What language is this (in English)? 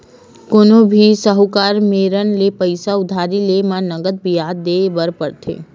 Chhattisgarhi